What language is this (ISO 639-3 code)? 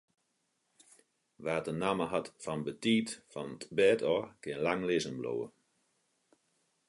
fry